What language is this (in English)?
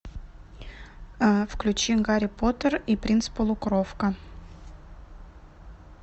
Russian